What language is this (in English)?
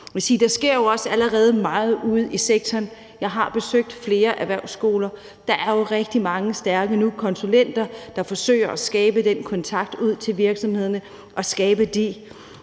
Danish